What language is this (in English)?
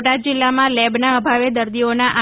Gujarati